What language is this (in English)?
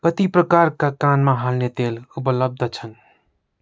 Nepali